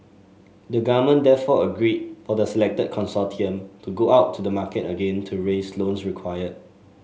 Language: English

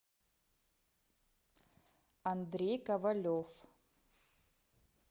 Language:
Russian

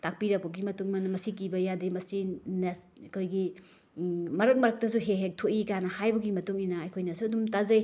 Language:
Manipuri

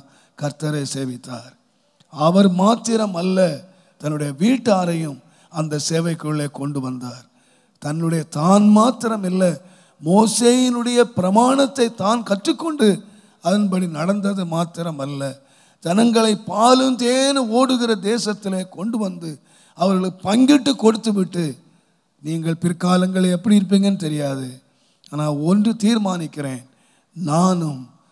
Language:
Arabic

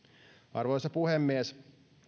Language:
Finnish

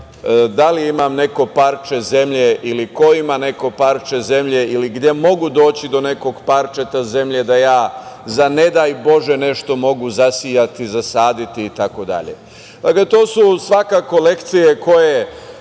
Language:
Serbian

